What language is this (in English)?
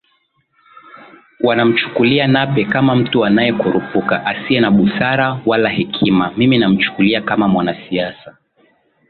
Swahili